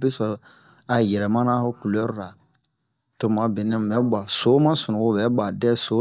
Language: Bomu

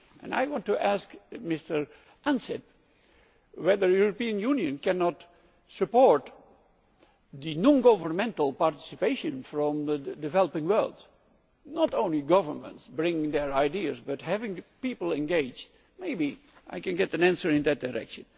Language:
English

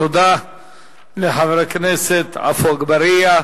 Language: Hebrew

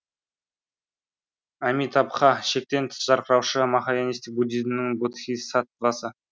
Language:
Kazakh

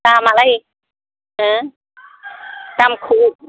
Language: Bodo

